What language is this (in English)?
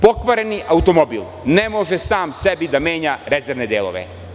Serbian